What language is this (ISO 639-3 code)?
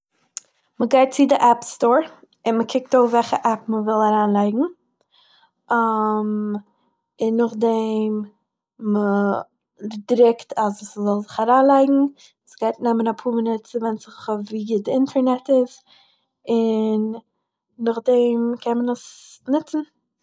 yid